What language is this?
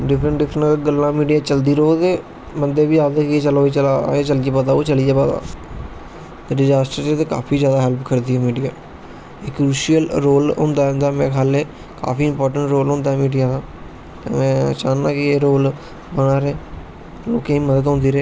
Dogri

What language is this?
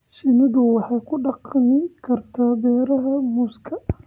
Somali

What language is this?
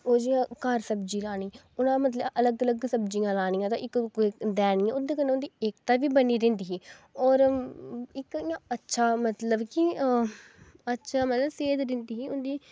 Dogri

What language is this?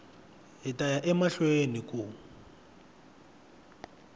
Tsonga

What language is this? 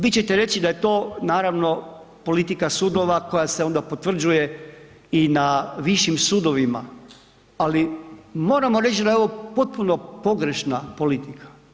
Croatian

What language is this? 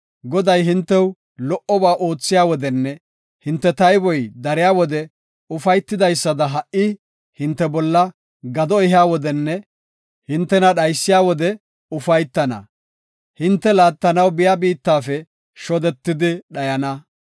Gofa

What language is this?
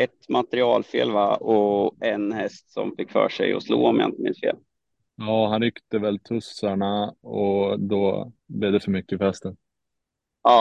Swedish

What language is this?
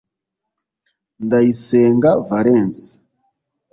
Kinyarwanda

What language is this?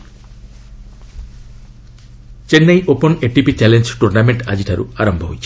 Odia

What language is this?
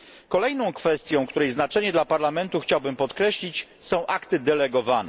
Polish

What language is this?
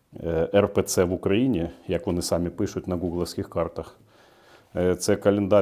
Ukrainian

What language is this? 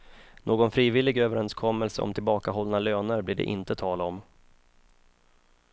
Swedish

